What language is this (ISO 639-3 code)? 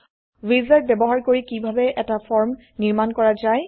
asm